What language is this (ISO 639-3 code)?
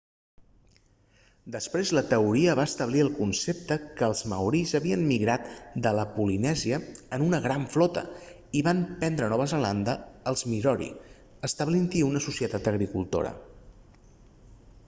cat